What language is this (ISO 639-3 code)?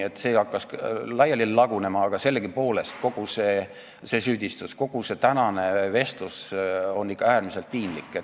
est